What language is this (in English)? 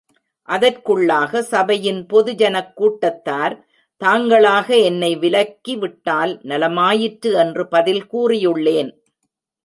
Tamil